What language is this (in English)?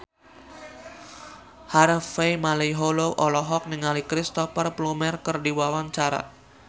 Sundanese